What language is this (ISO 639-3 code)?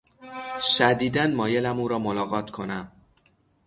fas